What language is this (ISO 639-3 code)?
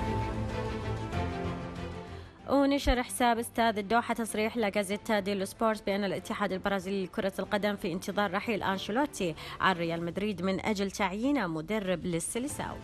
ara